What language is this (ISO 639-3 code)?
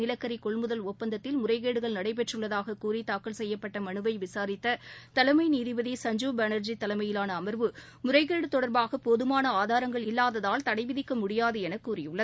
tam